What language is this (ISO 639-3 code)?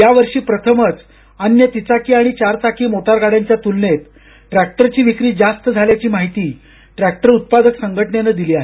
mar